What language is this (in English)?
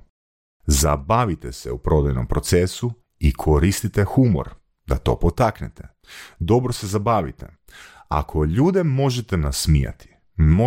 Croatian